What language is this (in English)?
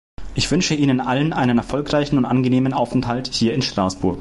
German